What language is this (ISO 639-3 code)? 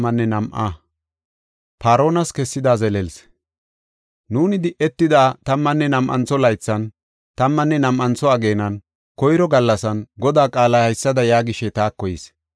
gof